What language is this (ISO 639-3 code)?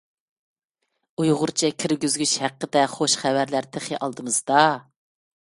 uig